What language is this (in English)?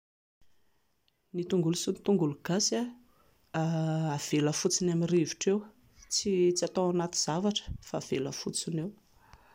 Malagasy